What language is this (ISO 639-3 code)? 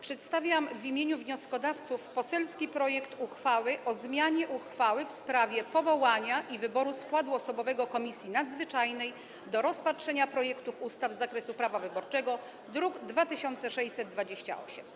pol